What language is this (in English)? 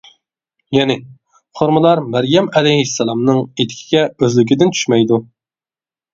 Uyghur